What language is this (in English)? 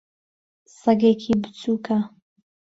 Central Kurdish